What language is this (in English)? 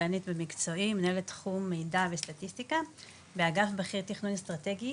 Hebrew